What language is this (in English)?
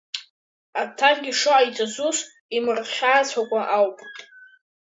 Abkhazian